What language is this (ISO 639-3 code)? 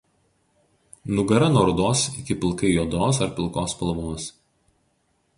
lit